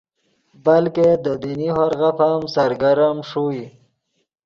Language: Yidgha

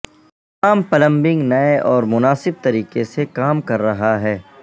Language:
Urdu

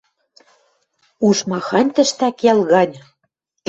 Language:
Western Mari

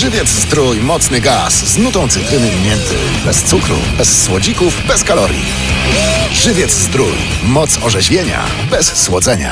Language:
Polish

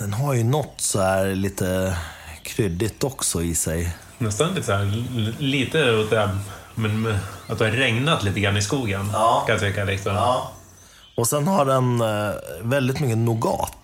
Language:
Swedish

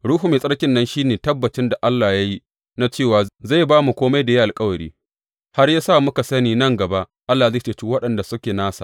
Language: Hausa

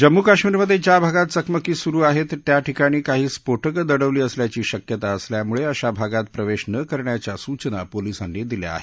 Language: Marathi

